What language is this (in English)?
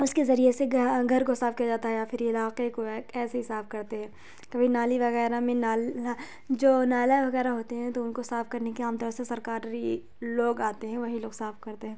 Urdu